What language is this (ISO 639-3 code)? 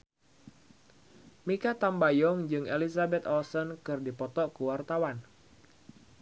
sun